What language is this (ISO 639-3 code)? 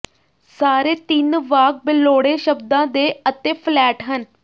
pan